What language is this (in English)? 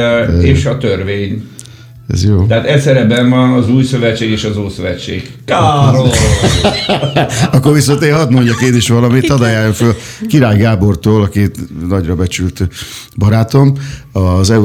Hungarian